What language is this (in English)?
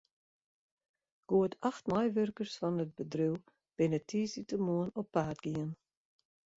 Western Frisian